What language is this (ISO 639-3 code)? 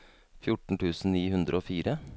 nor